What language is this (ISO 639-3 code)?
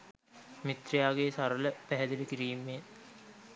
sin